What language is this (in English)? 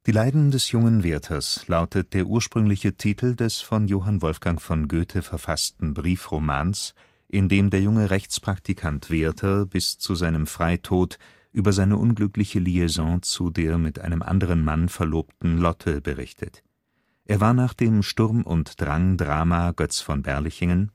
German